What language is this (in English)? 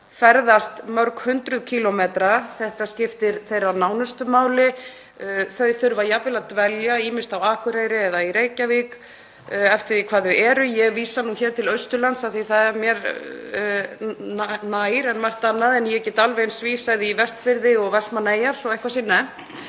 Icelandic